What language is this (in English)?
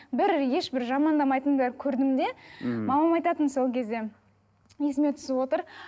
Kazakh